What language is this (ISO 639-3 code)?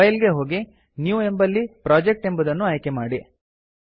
kan